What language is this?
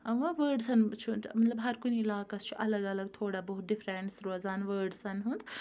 Kashmiri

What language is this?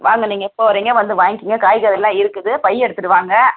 Tamil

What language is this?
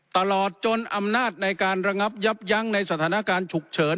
Thai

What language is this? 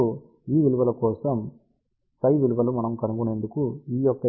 Telugu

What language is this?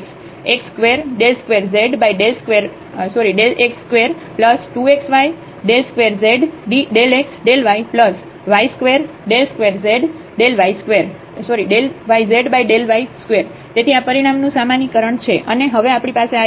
Gujarati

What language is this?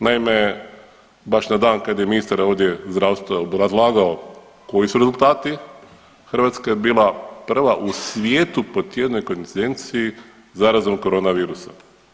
Croatian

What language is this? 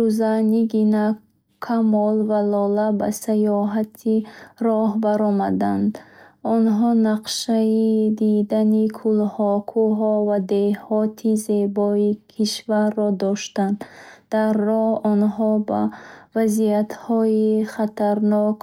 Bukharic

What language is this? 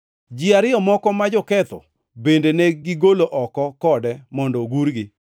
Luo (Kenya and Tanzania)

